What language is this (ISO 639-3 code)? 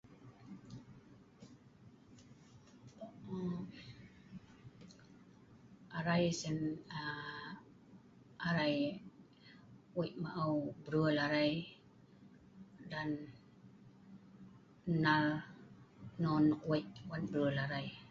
snv